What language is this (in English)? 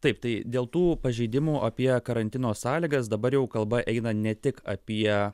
Lithuanian